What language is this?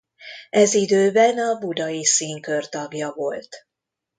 Hungarian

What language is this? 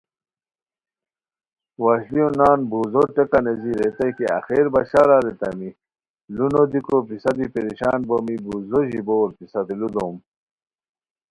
Khowar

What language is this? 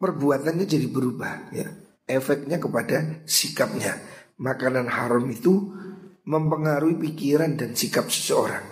Indonesian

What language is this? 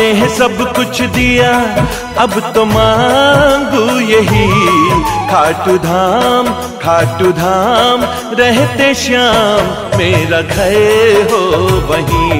Hindi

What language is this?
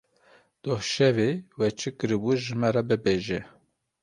Kurdish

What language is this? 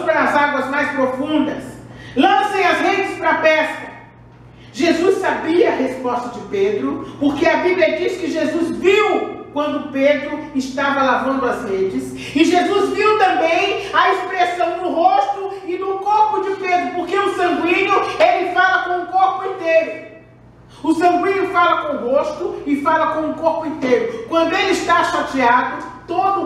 Portuguese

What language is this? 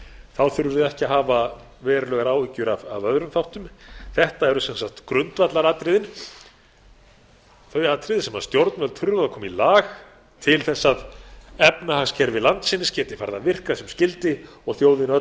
Icelandic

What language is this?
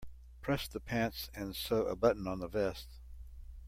English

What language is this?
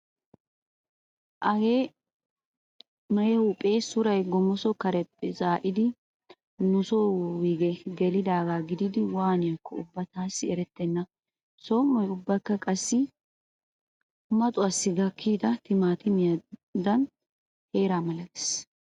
Wolaytta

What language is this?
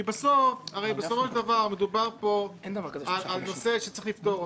Hebrew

